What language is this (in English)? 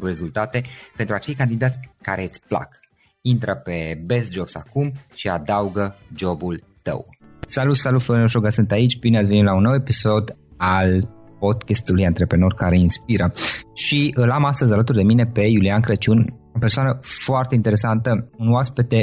Romanian